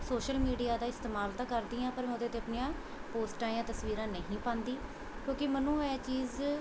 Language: Punjabi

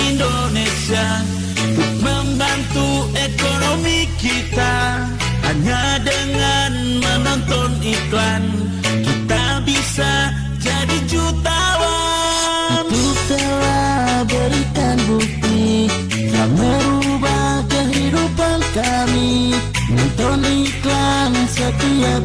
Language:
Indonesian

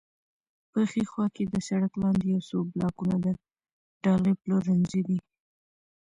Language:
Pashto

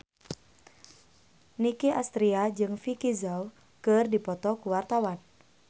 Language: Sundanese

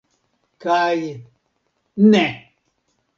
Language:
Esperanto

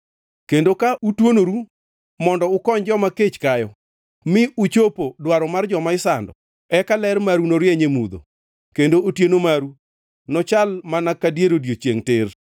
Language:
Luo (Kenya and Tanzania)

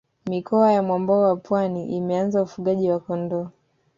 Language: Swahili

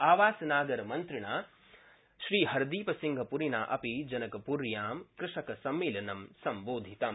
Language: Sanskrit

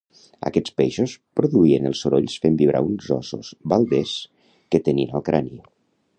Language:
Catalan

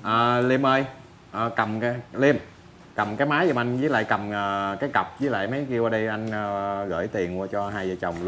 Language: Vietnamese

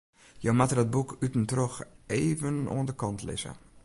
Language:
Western Frisian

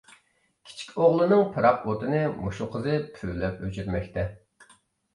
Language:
Uyghur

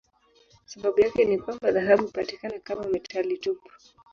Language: Swahili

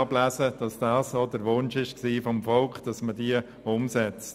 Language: Swiss German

